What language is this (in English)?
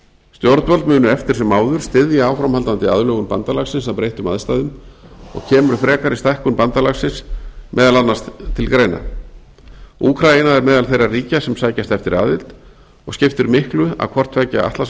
Icelandic